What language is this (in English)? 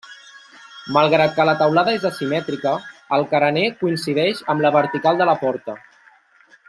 Catalan